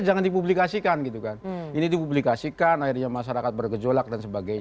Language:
Indonesian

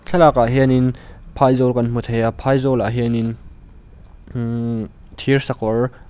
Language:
Mizo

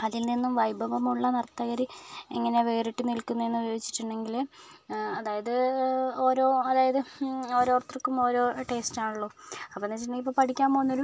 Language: Malayalam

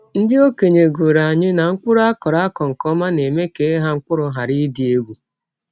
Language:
Igbo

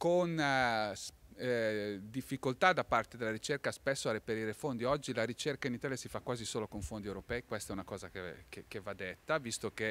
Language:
Italian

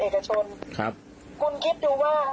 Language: Thai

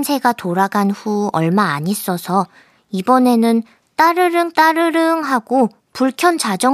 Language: Korean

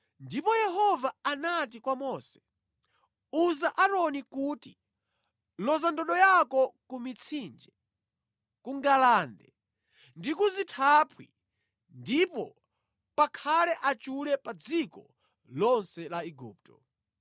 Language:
Nyanja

